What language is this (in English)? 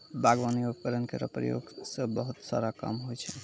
Maithili